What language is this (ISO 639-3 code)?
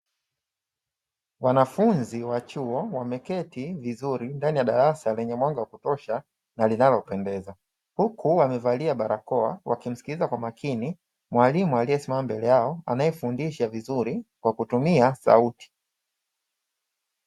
swa